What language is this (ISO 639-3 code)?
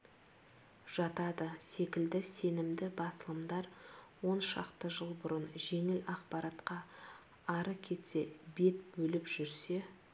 kaz